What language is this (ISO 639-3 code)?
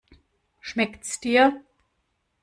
deu